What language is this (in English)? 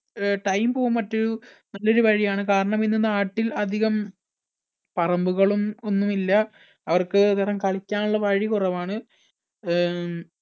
Malayalam